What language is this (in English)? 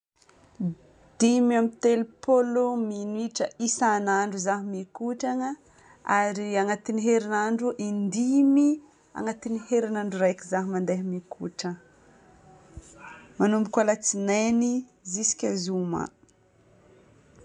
Northern Betsimisaraka Malagasy